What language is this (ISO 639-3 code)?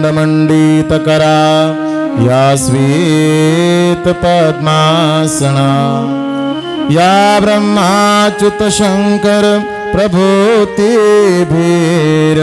mar